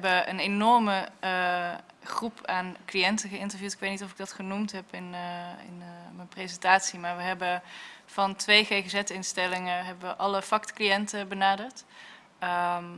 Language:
Dutch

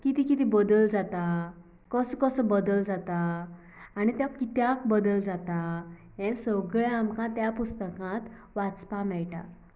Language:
Konkani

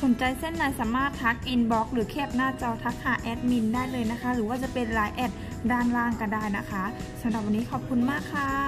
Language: Thai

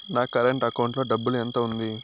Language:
Telugu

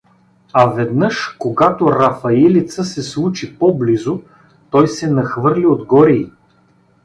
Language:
Bulgarian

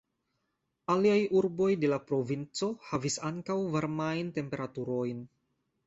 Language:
Esperanto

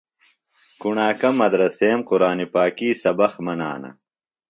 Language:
Phalura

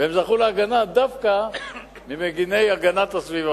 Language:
Hebrew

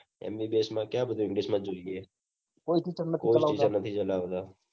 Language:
Gujarati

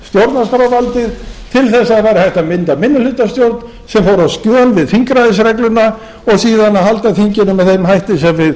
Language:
Icelandic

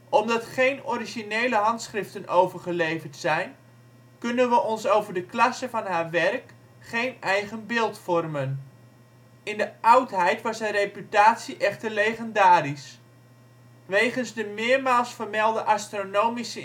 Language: Dutch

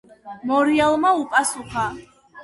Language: Georgian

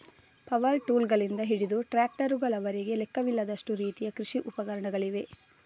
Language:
Kannada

